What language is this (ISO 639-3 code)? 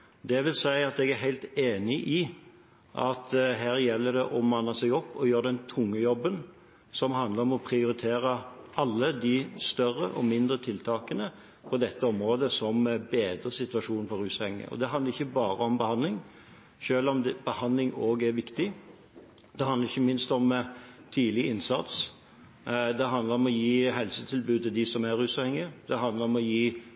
nob